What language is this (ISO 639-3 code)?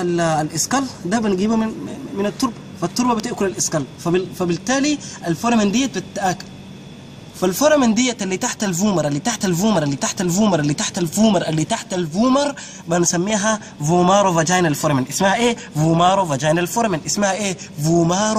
ara